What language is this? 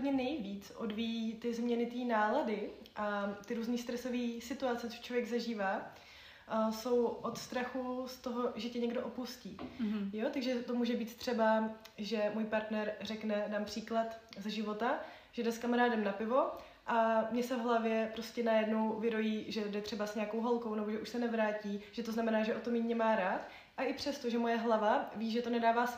Czech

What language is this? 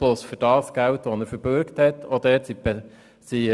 Swiss German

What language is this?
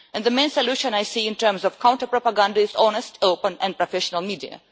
English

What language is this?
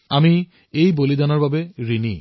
Assamese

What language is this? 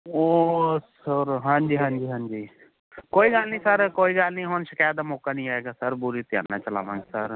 Punjabi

